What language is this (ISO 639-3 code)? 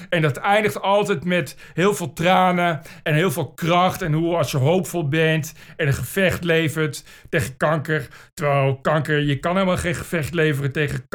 nld